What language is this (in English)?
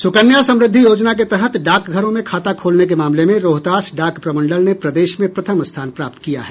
Hindi